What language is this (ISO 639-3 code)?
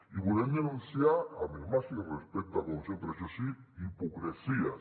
cat